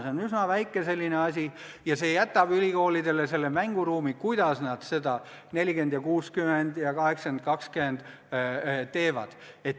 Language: Estonian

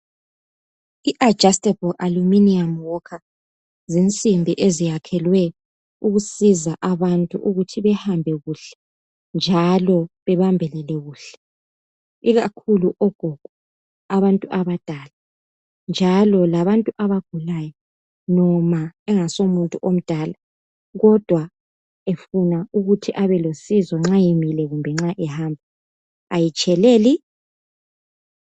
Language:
North Ndebele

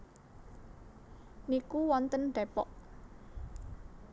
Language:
Javanese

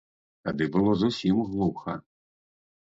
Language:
Belarusian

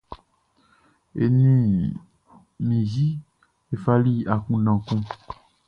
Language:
Baoulé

